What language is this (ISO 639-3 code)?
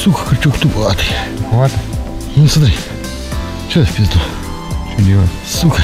rus